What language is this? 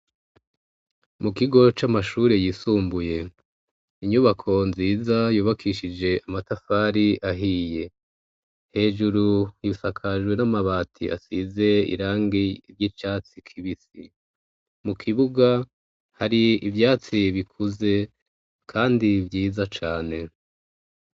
Rundi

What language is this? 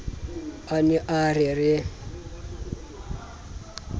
Southern Sotho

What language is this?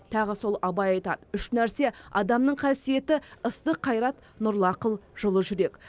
Kazakh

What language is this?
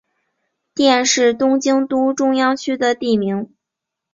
Chinese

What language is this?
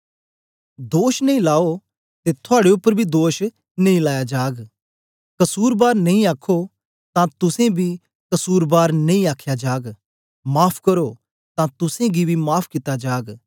Dogri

